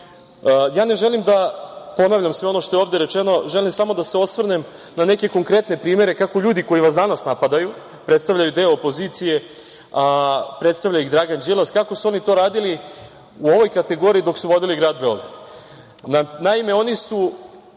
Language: Serbian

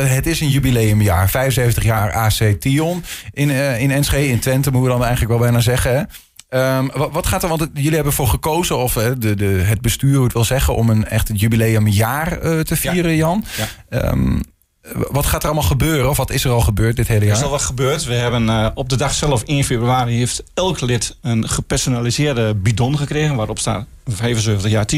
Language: Dutch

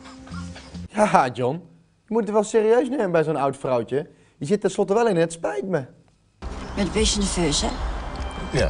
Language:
Dutch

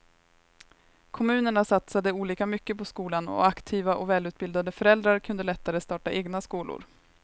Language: Swedish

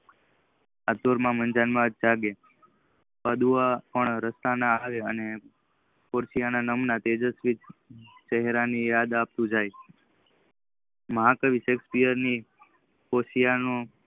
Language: Gujarati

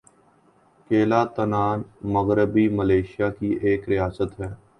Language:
Urdu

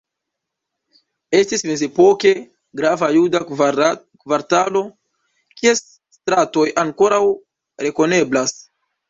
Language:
Esperanto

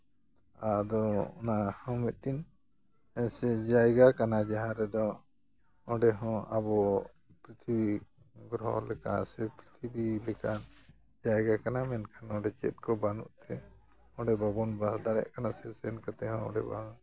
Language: Santali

